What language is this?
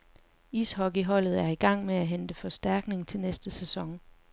Danish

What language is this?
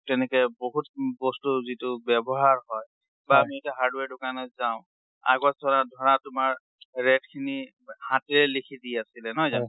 Assamese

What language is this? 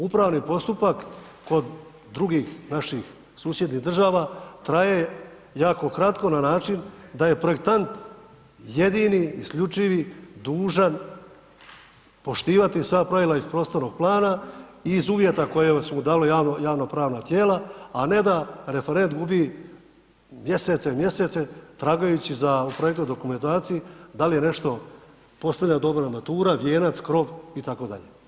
Croatian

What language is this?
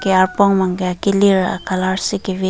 Karbi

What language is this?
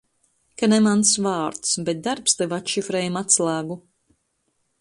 Latvian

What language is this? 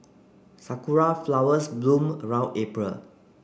English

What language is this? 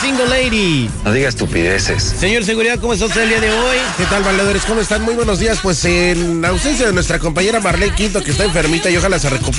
Spanish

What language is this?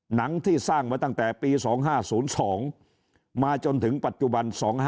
Thai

